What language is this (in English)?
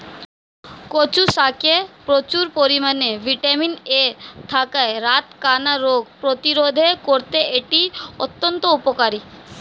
Bangla